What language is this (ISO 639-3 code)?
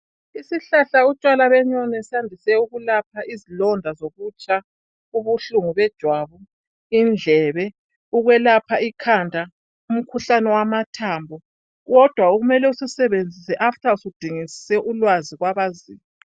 nde